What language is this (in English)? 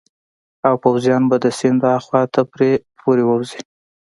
Pashto